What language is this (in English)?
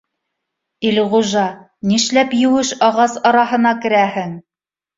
Bashkir